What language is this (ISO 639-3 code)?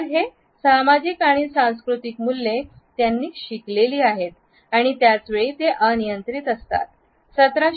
mar